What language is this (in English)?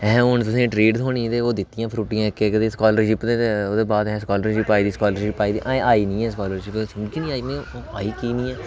Dogri